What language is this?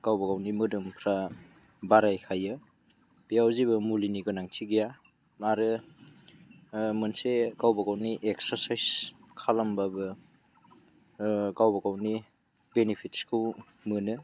Bodo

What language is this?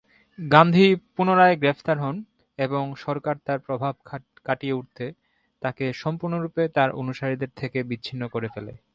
Bangla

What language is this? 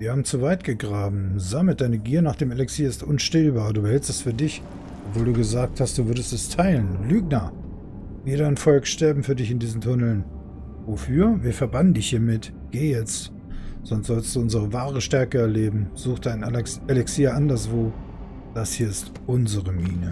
German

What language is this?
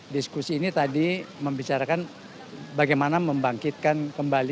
Indonesian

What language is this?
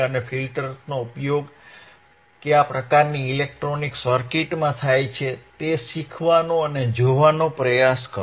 Gujarati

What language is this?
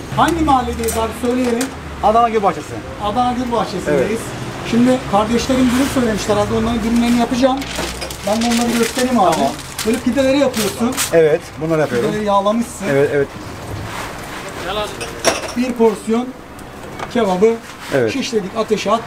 Turkish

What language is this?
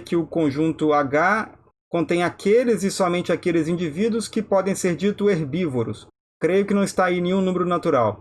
Portuguese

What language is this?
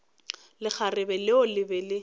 Northern Sotho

